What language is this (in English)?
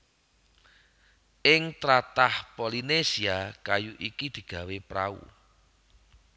Javanese